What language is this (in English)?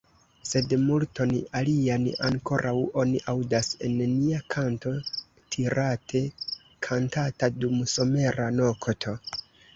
Esperanto